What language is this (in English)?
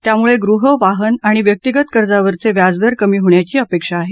Marathi